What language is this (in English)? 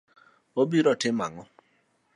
Luo (Kenya and Tanzania)